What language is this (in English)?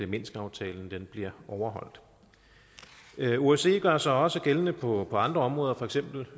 Danish